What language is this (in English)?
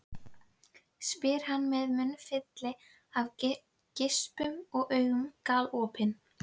Icelandic